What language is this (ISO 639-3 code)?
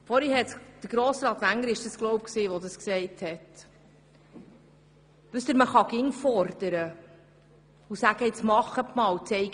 gsw